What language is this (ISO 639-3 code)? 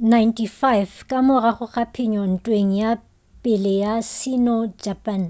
nso